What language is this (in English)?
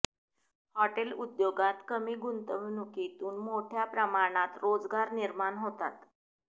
Marathi